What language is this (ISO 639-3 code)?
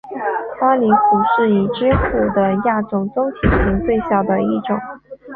zho